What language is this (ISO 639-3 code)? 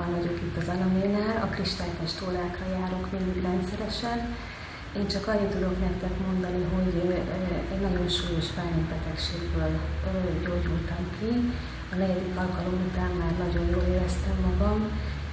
hun